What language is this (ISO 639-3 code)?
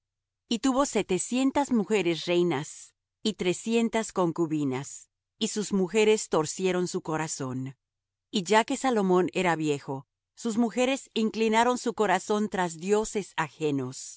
spa